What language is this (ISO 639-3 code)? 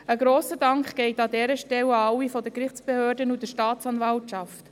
gsw